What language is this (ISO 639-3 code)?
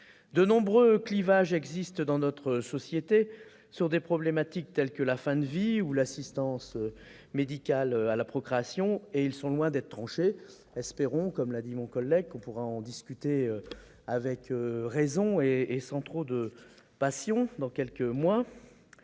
fra